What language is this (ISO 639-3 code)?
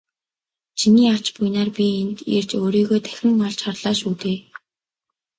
mon